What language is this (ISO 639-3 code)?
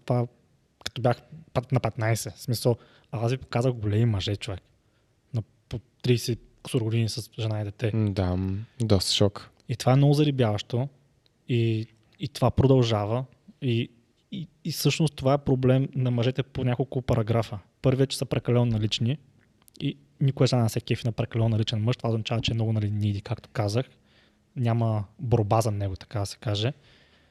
bul